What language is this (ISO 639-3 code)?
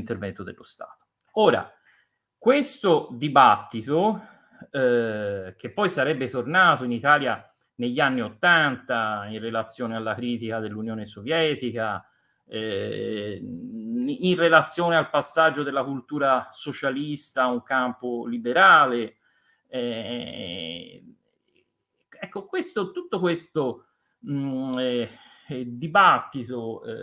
ita